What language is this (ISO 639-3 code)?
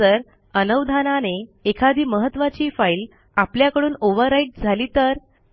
mar